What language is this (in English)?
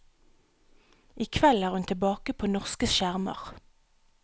Norwegian